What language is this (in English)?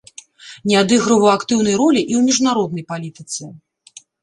Belarusian